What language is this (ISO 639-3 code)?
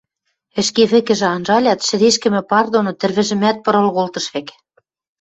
mrj